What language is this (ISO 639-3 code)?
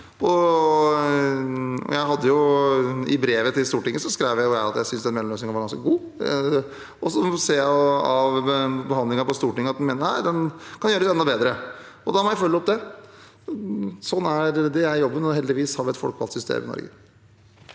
nor